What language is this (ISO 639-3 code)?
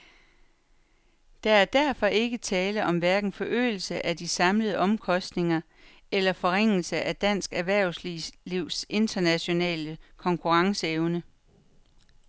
dan